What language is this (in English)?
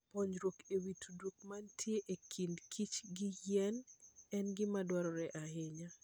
Luo (Kenya and Tanzania)